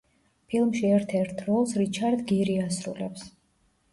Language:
Georgian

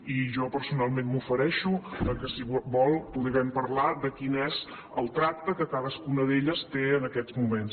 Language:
Catalan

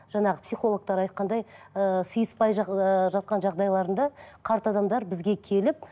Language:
Kazakh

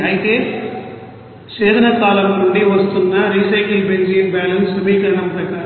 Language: Telugu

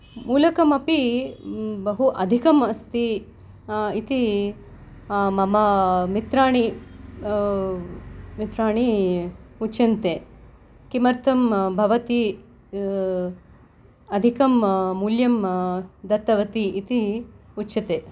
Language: Sanskrit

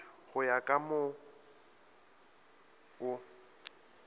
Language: Northern Sotho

